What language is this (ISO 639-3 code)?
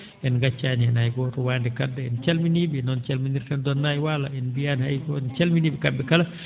ful